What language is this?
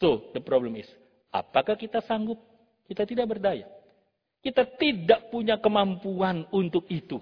Indonesian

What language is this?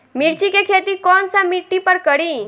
Bhojpuri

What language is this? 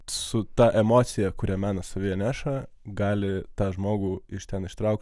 Lithuanian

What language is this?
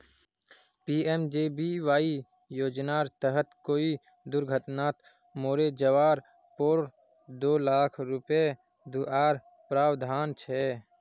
Magahi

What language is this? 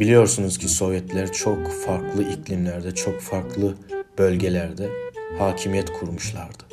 Turkish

